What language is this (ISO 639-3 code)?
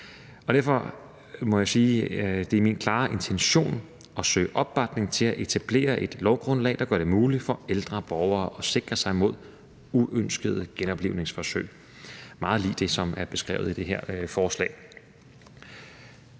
dan